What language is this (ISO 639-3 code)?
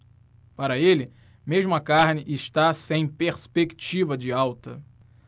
por